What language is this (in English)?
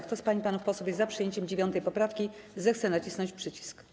Polish